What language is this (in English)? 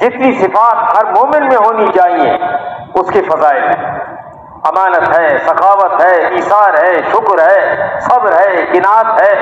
Hindi